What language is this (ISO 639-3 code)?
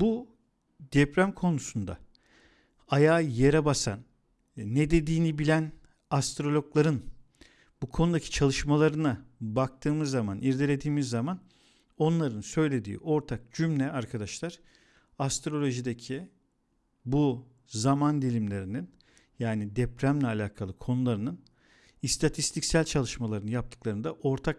tur